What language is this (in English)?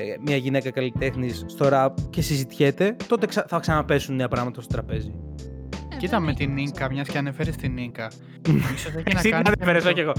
Greek